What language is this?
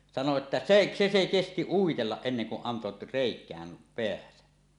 Finnish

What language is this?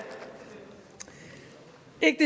Danish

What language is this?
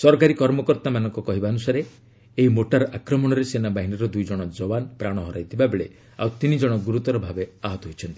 Odia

